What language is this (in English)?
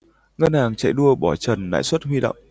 Vietnamese